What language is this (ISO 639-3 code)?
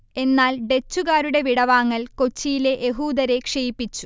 mal